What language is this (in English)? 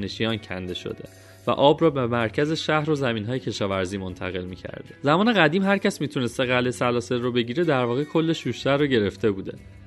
Persian